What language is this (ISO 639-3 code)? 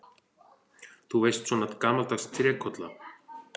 isl